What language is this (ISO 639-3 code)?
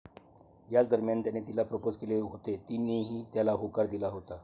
mar